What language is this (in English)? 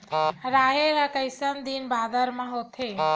Chhattisgarhi